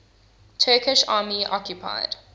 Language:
English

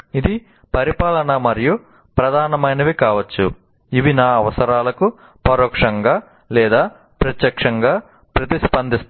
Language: Telugu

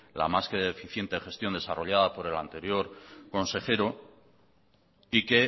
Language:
Spanish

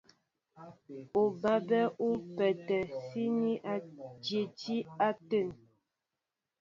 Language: Mbo (Cameroon)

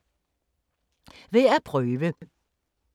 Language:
Danish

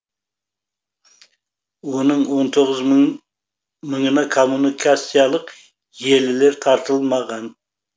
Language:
Kazakh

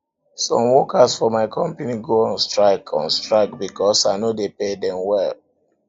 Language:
Nigerian Pidgin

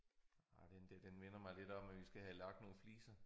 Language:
Danish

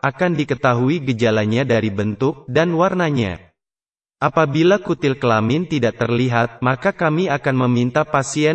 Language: Indonesian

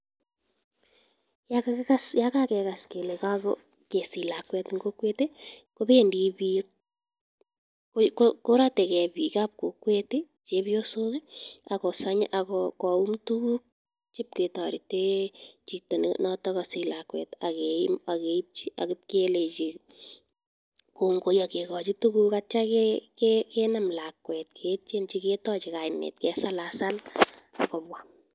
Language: Kalenjin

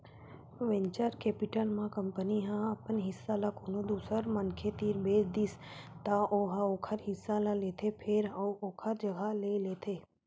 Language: Chhattisgarhi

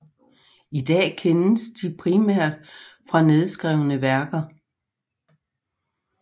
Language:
Danish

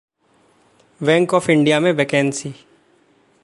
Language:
Hindi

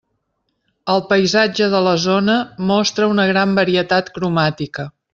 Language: Catalan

